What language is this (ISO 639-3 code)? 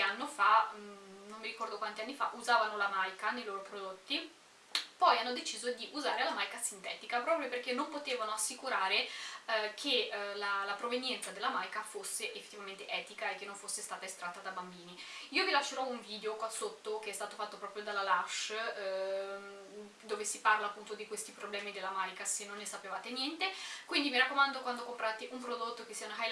ita